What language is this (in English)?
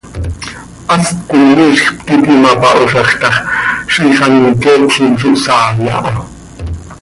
Seri